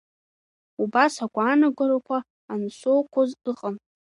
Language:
Abkhazian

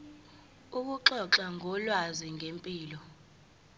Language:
Zulu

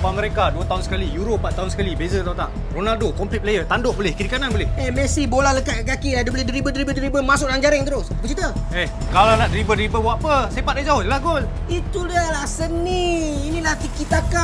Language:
Malay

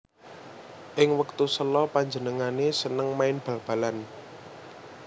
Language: Javanese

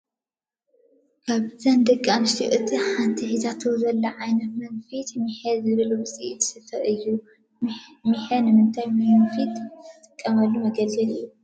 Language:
Tigrinya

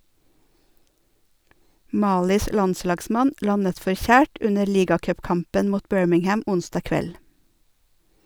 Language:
Norwegian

